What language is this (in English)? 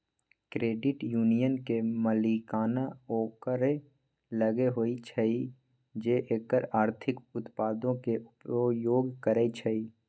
Magahi